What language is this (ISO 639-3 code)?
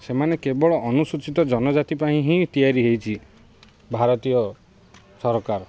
ori